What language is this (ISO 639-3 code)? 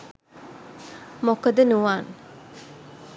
sin